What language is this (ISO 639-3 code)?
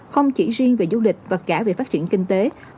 vie